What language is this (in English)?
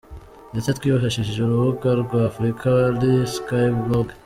Kinyarwanda